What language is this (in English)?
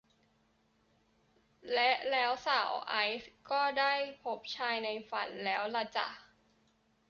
Thai